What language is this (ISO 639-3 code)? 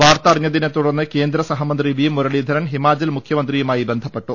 mal